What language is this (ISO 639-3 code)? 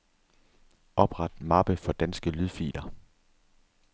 dan